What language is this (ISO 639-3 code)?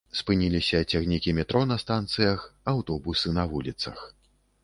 bel